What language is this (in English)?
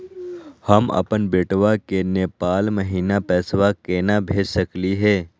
Magahi